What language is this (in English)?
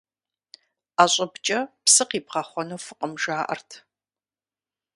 Kabardian